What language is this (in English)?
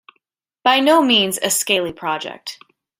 English